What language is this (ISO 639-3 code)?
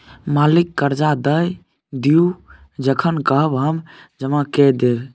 mai